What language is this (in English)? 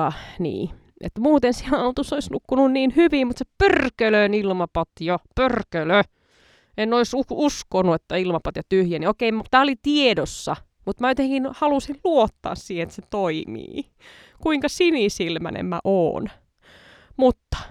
Finnish